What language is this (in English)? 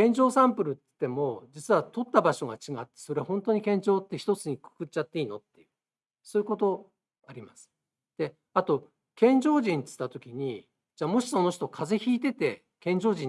Japanese